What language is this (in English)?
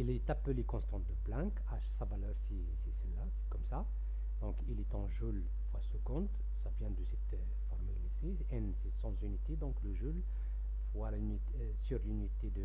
French